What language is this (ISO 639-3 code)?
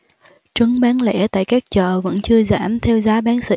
vie